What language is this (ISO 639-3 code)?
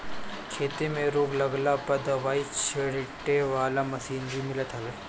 bho